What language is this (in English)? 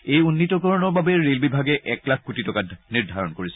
Assamese